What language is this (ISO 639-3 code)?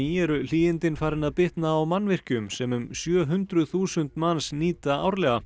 isl